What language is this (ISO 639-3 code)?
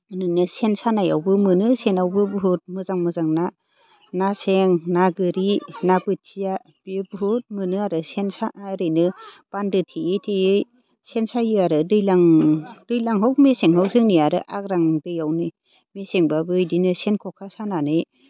brx